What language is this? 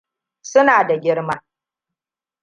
Hausa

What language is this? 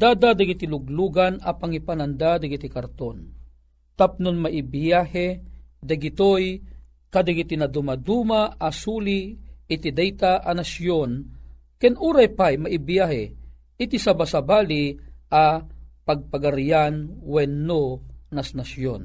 Filipino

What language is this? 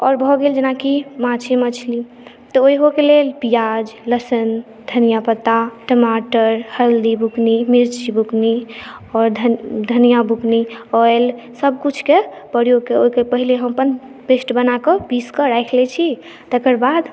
Maithili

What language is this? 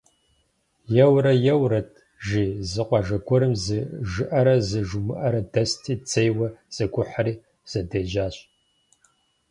Kabardian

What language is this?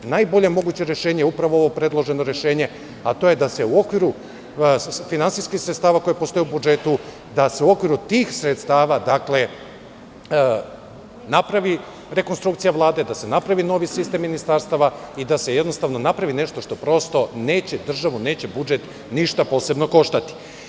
Serbian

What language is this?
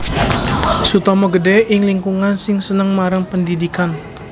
Javanese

